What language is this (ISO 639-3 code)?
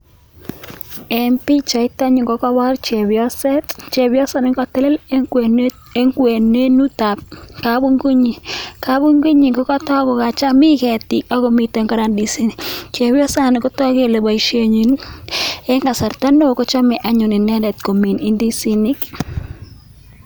kln